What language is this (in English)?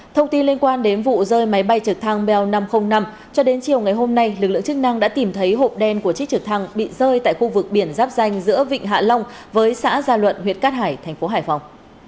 Vietnamese